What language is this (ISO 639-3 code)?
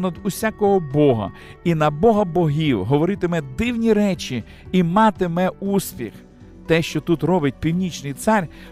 ukr